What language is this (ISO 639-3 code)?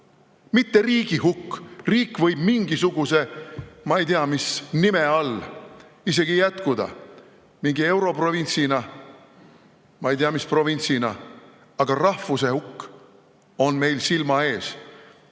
est